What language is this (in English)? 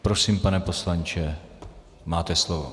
Czech